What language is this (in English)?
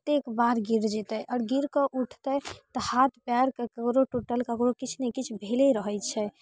Maithili